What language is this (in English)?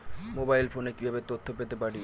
Bangla